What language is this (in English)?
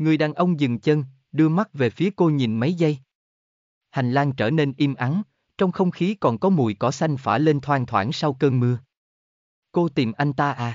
Vietnamese